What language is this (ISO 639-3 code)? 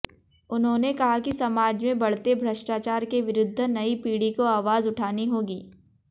hin